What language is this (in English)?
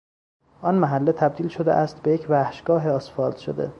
Persian